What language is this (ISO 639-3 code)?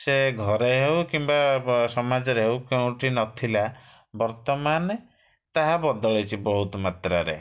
ori